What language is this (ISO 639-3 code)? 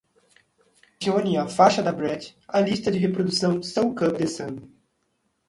por